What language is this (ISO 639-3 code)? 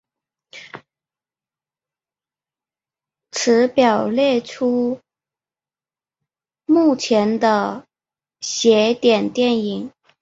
zho